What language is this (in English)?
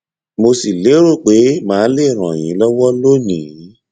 Yoruba